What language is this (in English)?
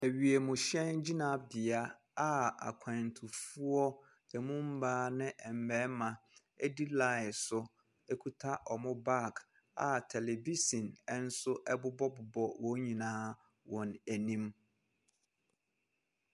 Akan